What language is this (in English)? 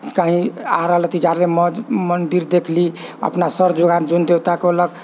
Maithili